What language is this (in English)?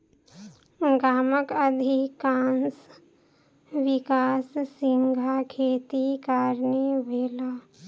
Maithili